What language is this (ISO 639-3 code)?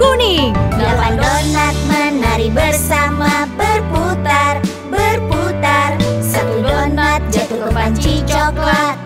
ind